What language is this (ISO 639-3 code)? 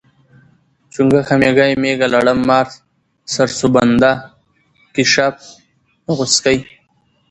pus